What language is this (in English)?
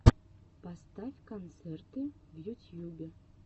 Russian